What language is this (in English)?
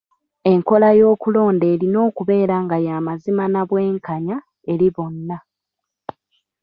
Ganda